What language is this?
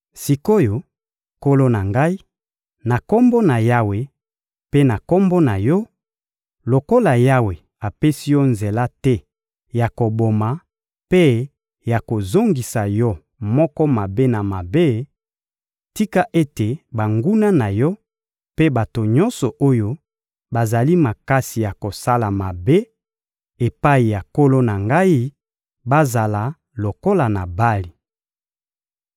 Lingala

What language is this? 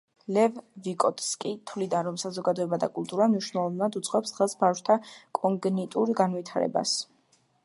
Georgian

